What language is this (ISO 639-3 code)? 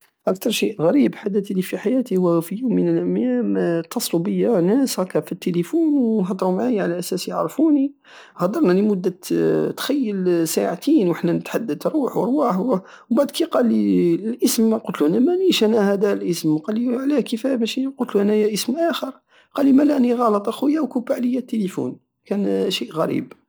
aao